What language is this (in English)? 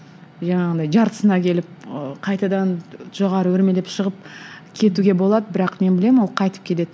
Kazakh